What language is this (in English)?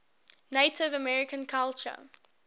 English